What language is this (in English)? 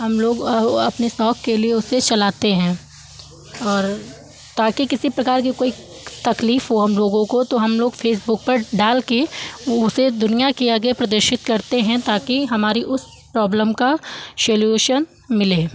Hindi